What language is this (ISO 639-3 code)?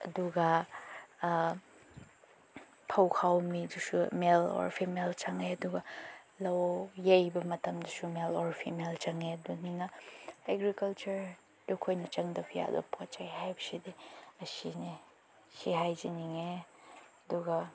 mni